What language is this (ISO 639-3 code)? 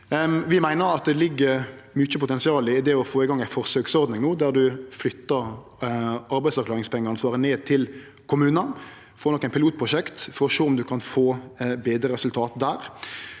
nor